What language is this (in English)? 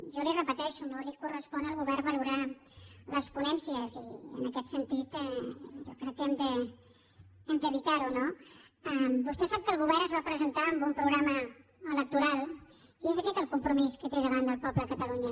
Catalan